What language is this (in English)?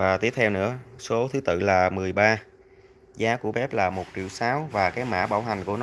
Vietnamese